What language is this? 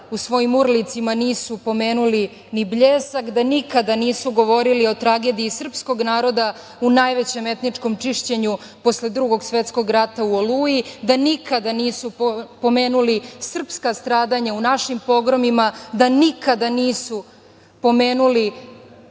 Serbian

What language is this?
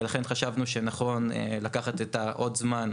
Hebrew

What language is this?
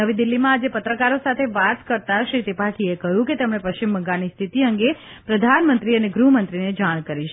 Gujarati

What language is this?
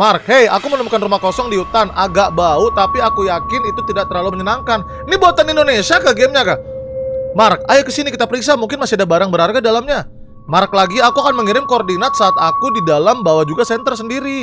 Indonesian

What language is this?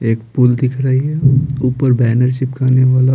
Hindi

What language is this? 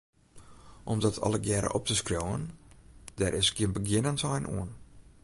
Western Frisian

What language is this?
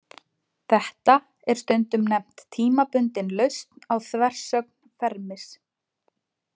Icelandic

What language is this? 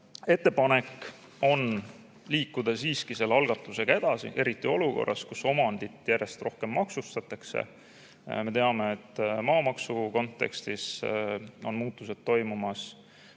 Estonian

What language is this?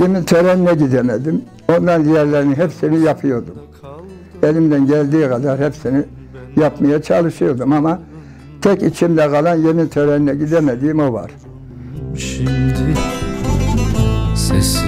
Turkish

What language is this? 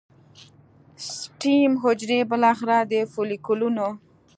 Pashto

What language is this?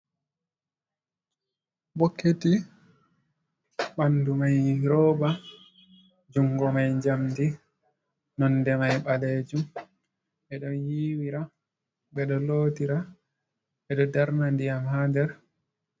Fula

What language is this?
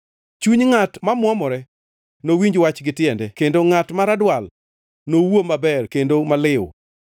Luo (Kenya and Tanzania)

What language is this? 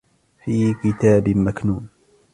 Arabic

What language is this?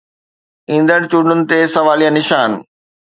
Sindhi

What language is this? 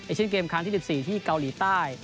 Thai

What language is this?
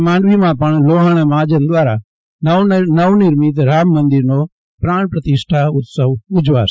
Gujarati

